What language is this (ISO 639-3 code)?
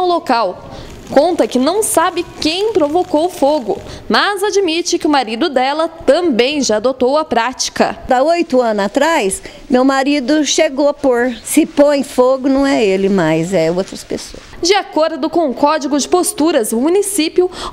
por